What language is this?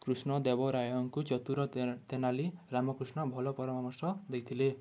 Odia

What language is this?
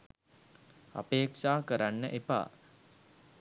Sinhala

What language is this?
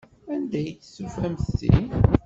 Kabyle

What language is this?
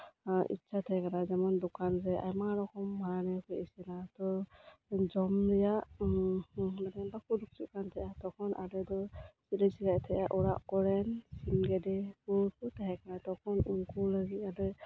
Santali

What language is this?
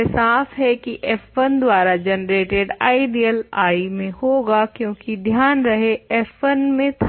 Hindi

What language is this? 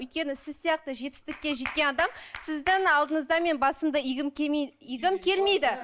Kazakh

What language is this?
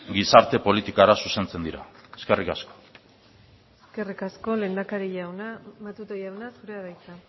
Basque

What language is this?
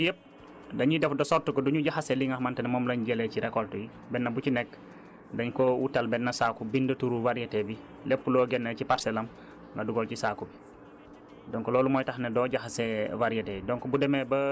Wolof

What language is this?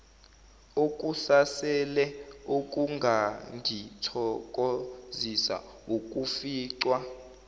Zulu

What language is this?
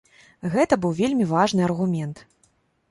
Belarusian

